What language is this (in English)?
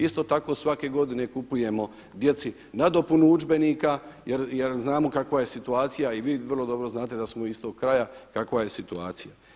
Croatian